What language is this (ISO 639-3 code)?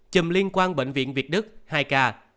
vie